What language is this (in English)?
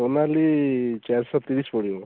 Odia